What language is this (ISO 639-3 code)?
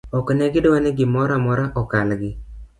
luo